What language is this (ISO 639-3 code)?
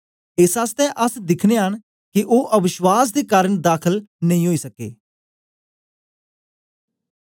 doi